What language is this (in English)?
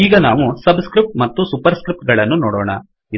Kannada